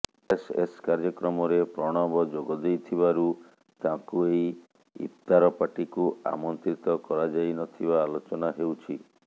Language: Odia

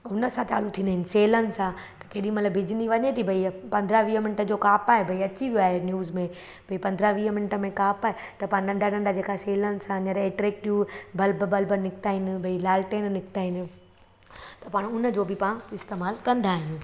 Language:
Sindhi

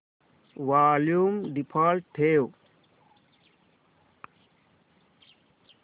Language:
Marathi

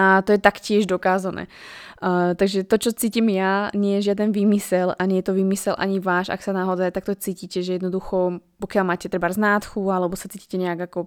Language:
Slovak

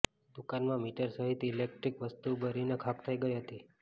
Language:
Gujarati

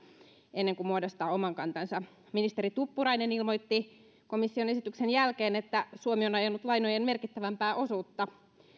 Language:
Finnish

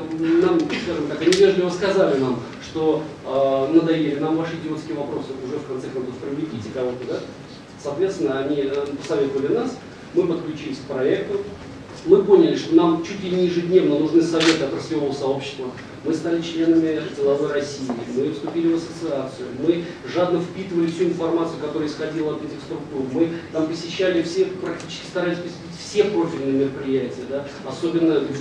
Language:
Russian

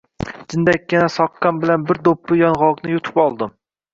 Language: Uzbek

